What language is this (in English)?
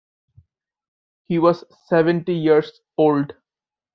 English